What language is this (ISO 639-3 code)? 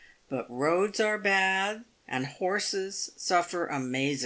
eng